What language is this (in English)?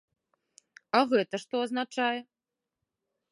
Belarusian